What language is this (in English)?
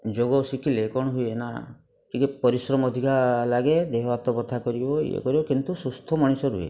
Odia